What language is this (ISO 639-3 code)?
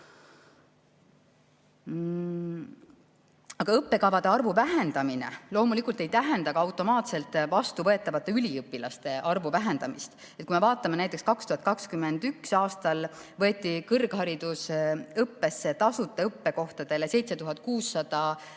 est